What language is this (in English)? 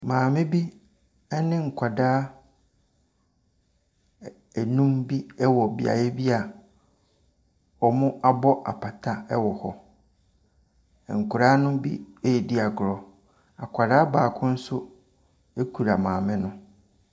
Akan